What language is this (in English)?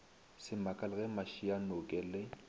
Northern Sotho